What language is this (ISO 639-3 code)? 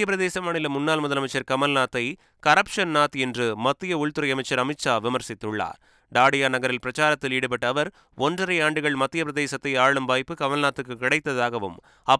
tam